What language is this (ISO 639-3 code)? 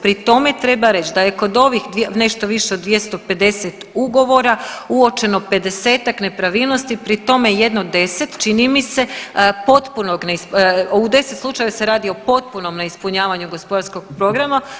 hrv